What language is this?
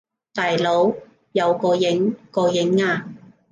Cantonese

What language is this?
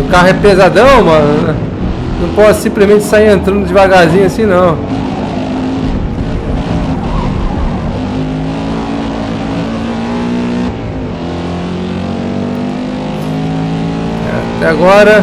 Portuguese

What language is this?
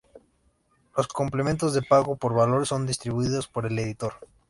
Spanish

